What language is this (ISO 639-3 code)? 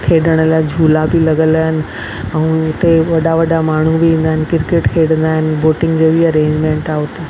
snd